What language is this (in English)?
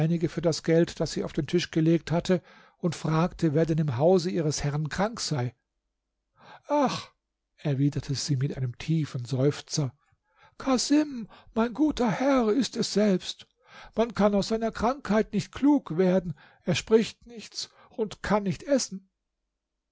German